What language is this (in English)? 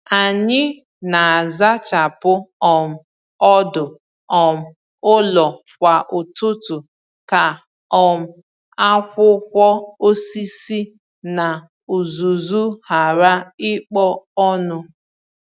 Igbo